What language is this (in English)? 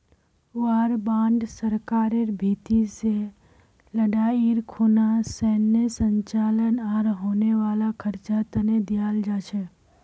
Magahi